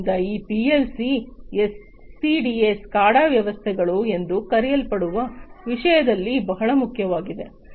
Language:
Kannada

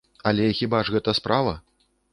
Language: Belarusian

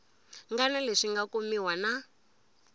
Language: Tsonga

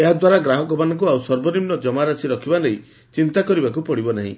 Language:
Odia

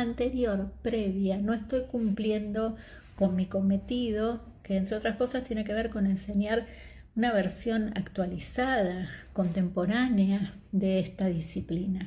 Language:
Spanish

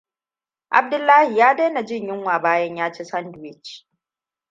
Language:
Hausa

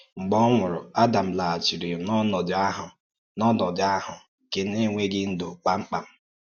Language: Igbo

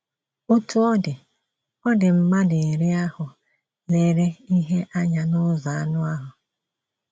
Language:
Igbo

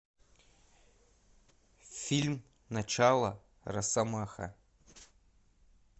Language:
Russian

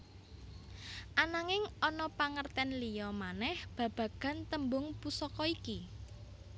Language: Javanese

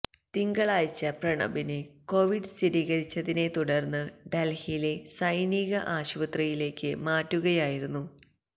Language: Malayalam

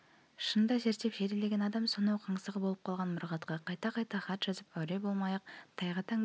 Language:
Kazakh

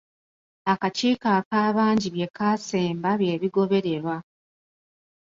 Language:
Ganda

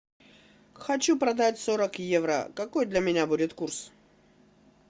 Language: Russian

